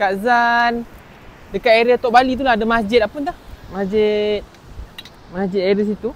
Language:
Malay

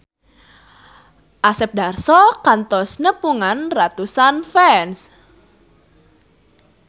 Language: Sundanese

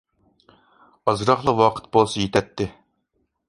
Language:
Uyghur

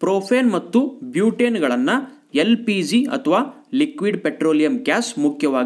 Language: Hindi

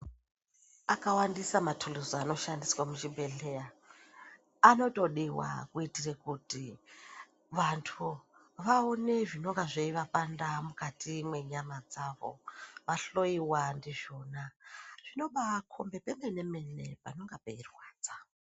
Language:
Ndau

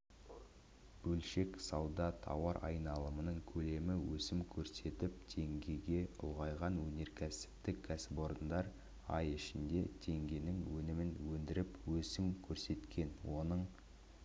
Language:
Kazakh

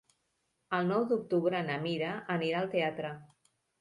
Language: Catalan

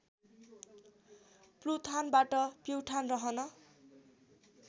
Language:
Nepali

